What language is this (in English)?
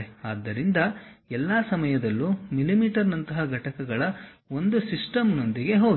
Kannada